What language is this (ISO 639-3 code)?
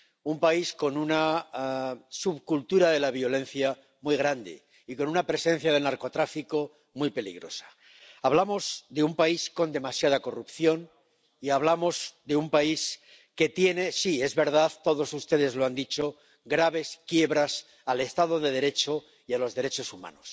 spa